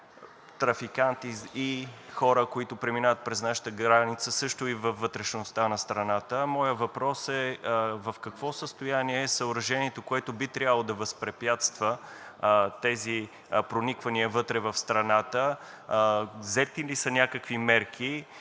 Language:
Bulgarian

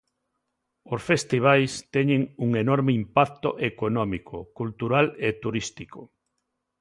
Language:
Galician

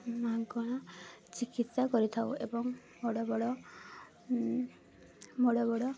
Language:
Odia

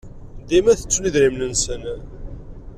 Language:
Kabyle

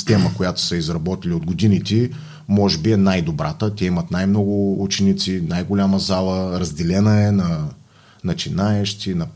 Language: Bulgarian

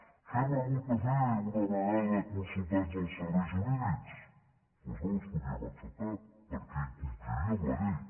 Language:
Catalan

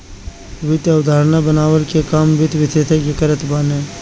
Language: Bhojpuri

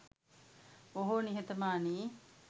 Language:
Sinhala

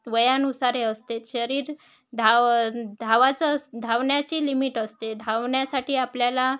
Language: Marathi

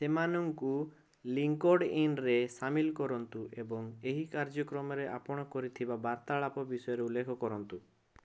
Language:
Odia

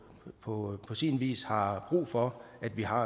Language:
Danish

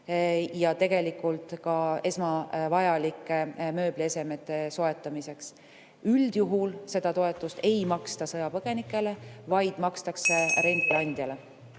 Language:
Estonian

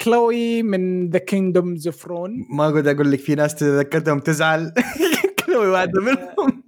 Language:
Arabic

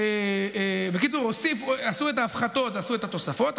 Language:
Hebrew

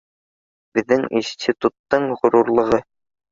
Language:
Bashkir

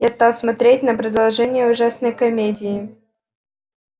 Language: Russian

